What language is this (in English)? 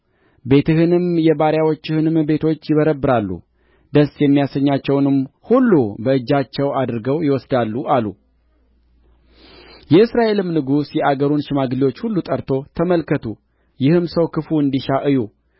Amharic